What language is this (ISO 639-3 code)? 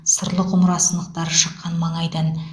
kaz